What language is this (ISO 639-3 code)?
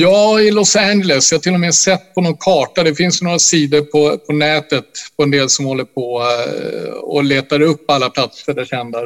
swe